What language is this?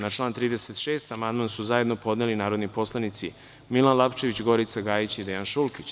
Serbian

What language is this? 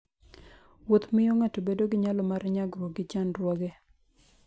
Luo (Kenya and Tanzania)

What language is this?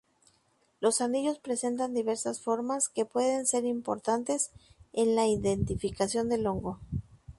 Spanish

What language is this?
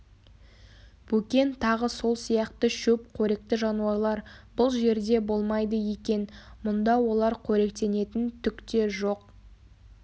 Kazakh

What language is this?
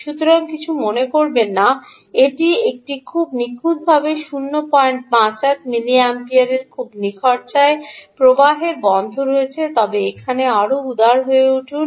Bangla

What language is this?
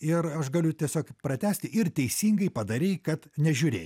Lithuanian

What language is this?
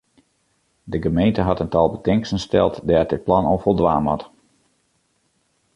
Western Frisian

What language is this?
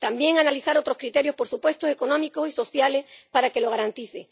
Spanish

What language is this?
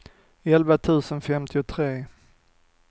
Swedish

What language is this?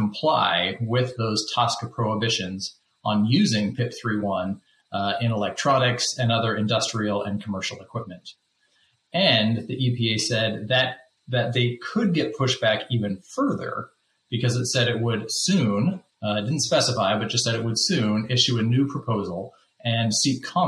English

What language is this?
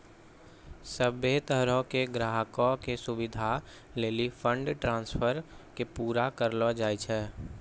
Maithili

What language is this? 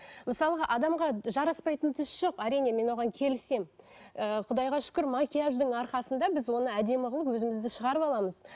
Kazakh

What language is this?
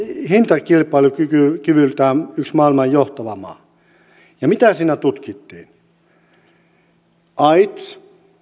Finnish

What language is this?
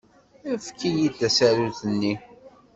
Kabyle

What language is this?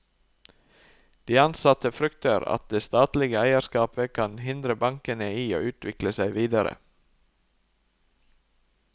Norwegian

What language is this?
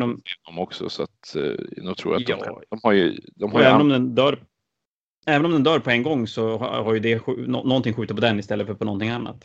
Swedish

